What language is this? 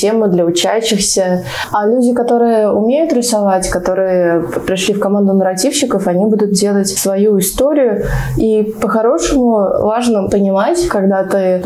Russian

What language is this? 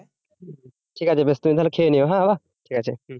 Bangla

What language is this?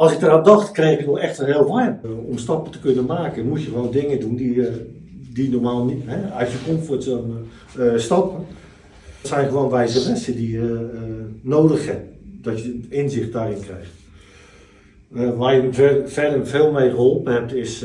Dutch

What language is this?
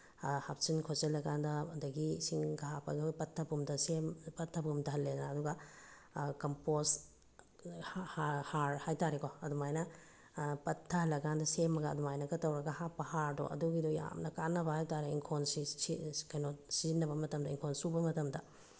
Manipuri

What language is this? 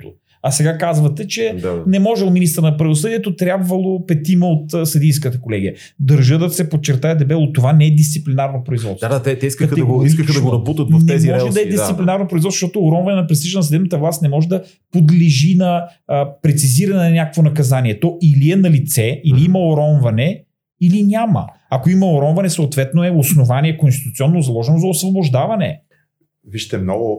Bulgarian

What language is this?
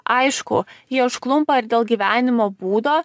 Lithuanian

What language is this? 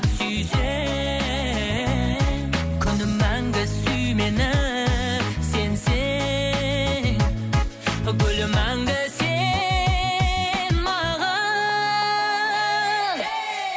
Kazakh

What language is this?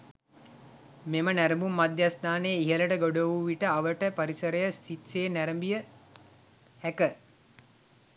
Sinhala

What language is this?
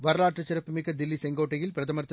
Tamil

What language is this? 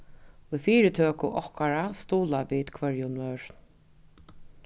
Faroese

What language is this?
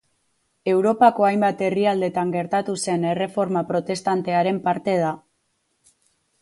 Basque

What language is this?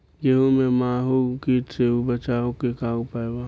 Bhojpuri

